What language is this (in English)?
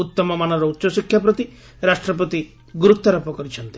Odia